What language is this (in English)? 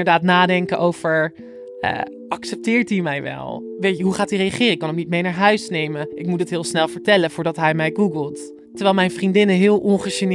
Dutch